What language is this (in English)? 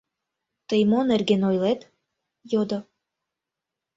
Mari